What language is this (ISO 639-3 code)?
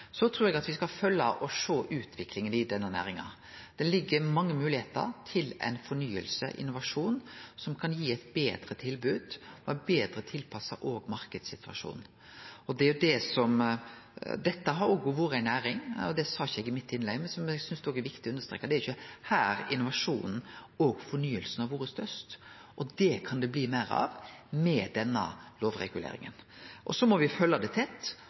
nno